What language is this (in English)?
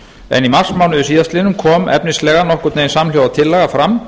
Icelandic